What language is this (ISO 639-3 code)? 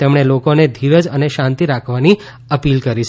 guj